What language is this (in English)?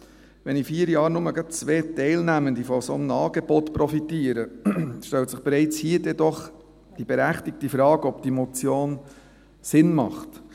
Swiss German